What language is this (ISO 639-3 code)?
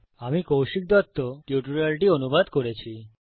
ben